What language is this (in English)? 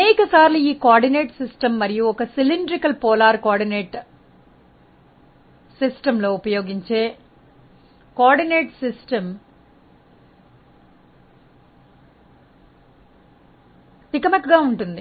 Telugu